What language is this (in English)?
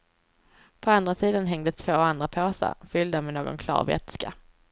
Swedish